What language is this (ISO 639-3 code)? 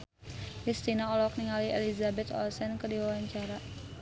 sun